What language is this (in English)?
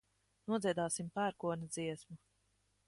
Latvian